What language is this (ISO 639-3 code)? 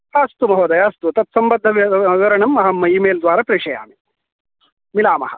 san